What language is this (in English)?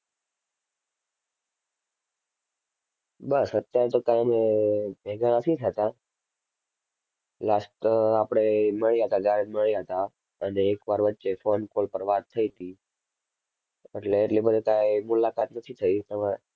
Gujarati